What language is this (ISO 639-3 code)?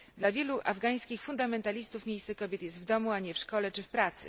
pol